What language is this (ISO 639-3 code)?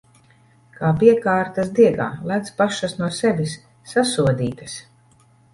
lav